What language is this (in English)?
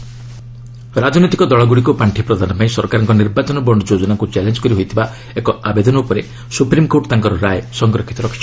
Odia